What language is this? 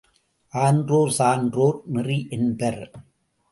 Tamil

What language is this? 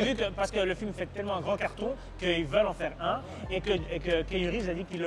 French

